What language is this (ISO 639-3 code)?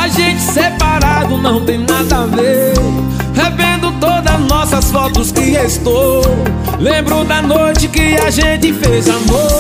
por